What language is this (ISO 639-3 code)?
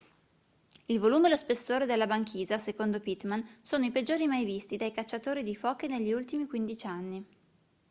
ita